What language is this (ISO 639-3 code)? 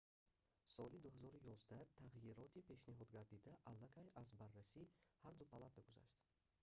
tgk